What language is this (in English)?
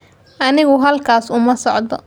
Somali